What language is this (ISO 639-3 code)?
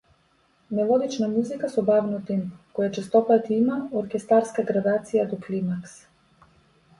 mkd